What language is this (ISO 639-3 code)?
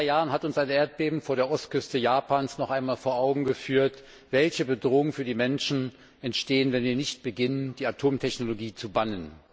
deu